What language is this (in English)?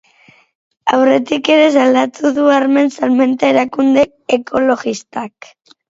Basque